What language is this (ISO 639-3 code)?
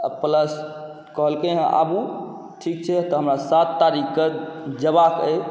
mai